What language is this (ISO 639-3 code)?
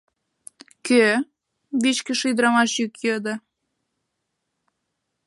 chm